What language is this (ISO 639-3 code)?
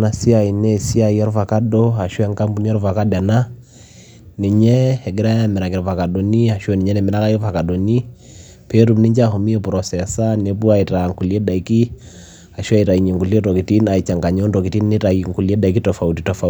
mas